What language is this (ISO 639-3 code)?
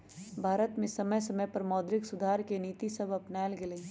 mag